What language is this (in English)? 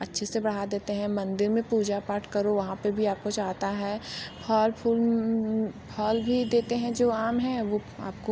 Hindi